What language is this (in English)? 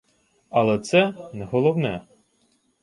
Ukrainian